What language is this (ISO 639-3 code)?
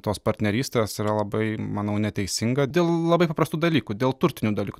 lit